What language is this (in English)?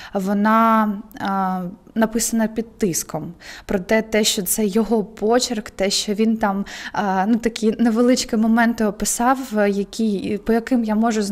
Ukrainian